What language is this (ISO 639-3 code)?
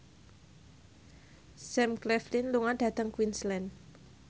jav